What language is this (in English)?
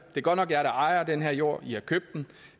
Danish